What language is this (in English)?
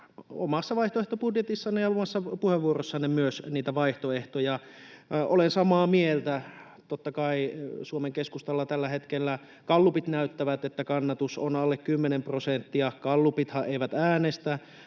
Finnish